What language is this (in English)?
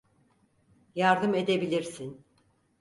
Turkish